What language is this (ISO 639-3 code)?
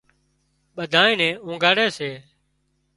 kxp